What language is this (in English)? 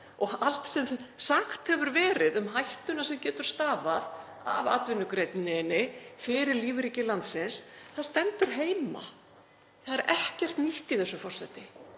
Icelandic